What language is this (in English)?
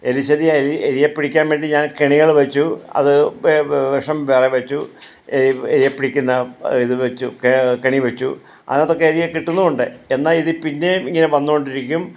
Malayalam